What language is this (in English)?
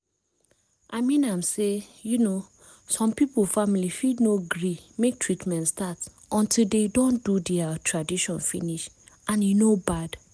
Nigerian Pidgin